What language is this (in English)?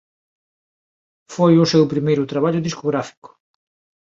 Galician